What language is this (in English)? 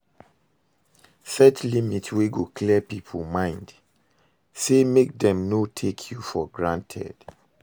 Nigerian Pidgin